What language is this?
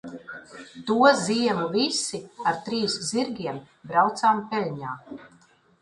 Latvian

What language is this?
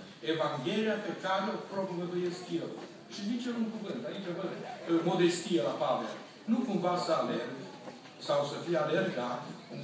Romanian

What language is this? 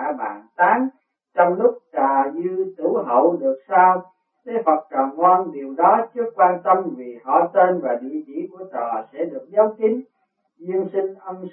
Vietnamese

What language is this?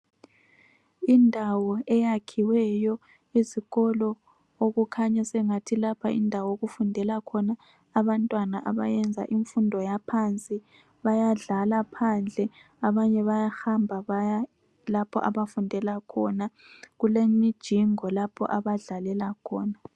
North Ndebele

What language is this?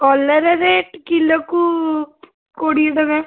Odia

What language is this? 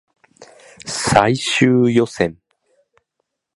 Japanese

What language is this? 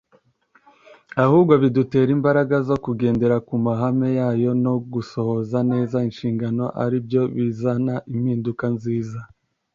Kinyarwanda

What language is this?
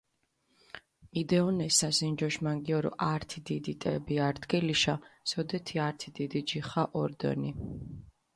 Mingrelian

